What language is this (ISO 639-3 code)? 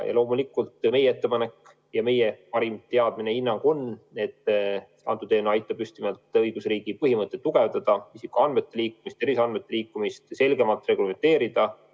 est